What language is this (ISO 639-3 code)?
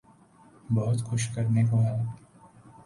urd